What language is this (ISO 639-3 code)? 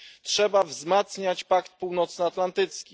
pol